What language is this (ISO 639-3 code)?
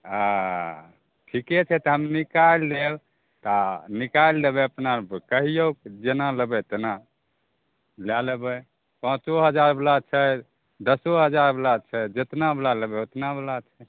mai